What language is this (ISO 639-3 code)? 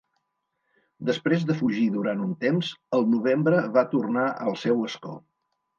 cat